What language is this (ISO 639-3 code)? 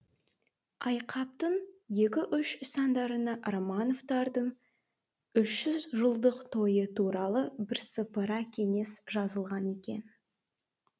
kaz